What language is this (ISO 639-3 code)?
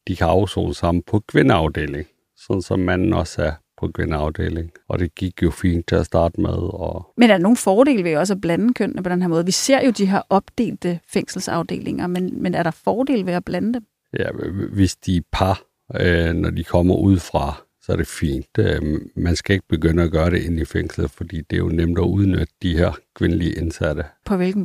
dan